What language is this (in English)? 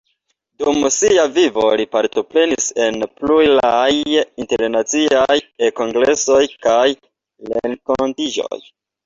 Esperanto